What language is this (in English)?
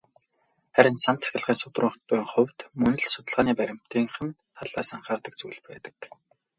Mongolian